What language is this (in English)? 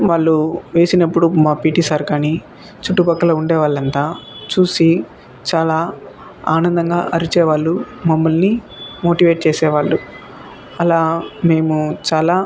Telugu